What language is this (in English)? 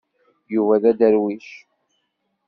Kabyle